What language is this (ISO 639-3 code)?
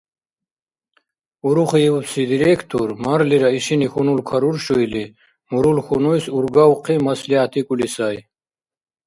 dar